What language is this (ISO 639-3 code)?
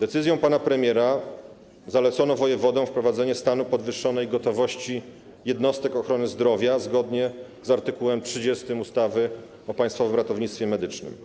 pol